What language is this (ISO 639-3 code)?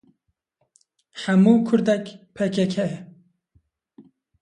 kur